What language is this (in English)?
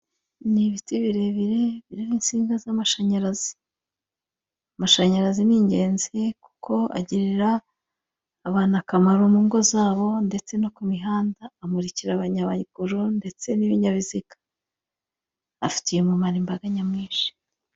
Kinyarwanda